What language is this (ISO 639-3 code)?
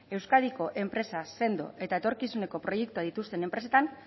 eus